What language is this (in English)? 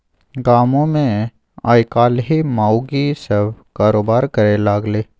Maithili